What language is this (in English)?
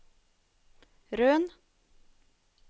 Norwegian